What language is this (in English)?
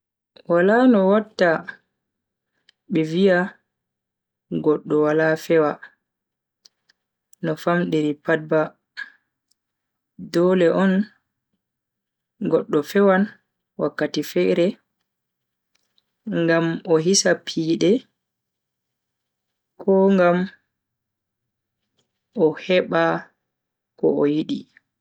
Bagirmi Fulfulde